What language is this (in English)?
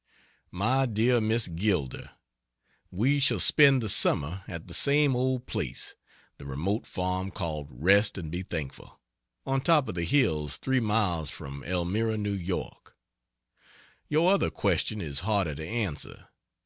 English